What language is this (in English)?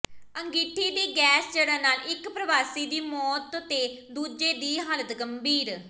Punjabi